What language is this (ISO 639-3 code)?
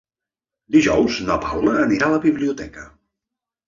cat